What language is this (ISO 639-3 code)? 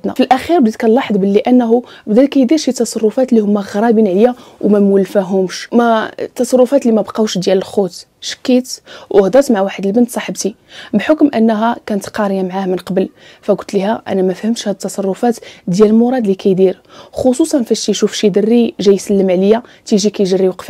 ara